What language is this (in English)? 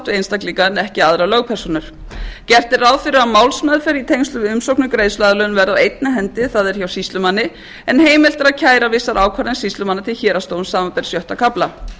Icelandic